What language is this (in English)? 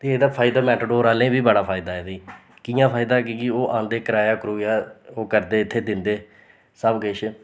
Dogri